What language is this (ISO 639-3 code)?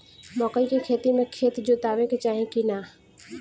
bho